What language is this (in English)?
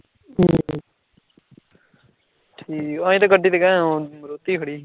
Punjabi